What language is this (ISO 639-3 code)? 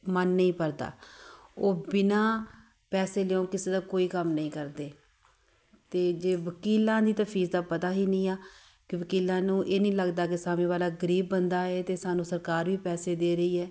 pan